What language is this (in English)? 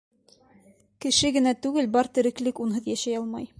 Bashkir